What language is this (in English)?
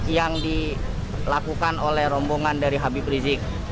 Indonesian